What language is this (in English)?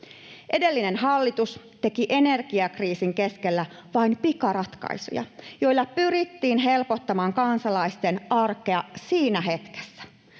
Finnish